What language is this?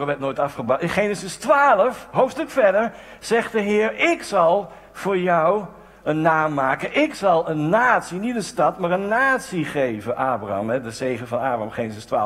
Dutch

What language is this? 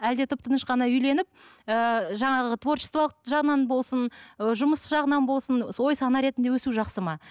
Kazakh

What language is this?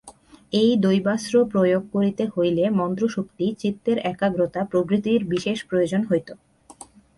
Bangla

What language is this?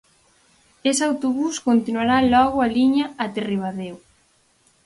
Galician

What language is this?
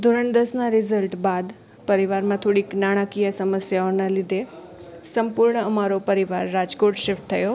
Gujarati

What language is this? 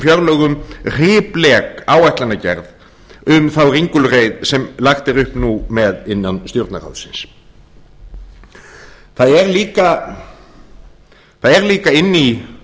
Icelandic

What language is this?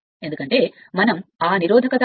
Telugu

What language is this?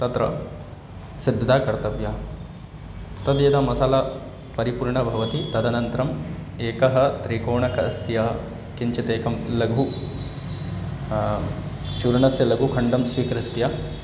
Sanskrit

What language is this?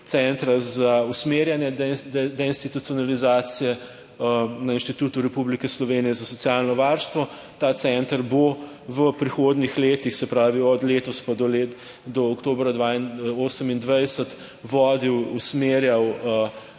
Slovenian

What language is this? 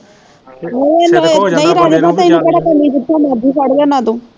Punjabi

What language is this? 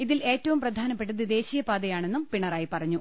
Malayalam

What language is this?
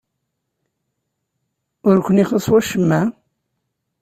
Kabyle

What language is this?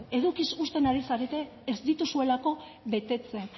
Basque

